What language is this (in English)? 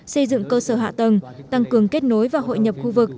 Vietnamese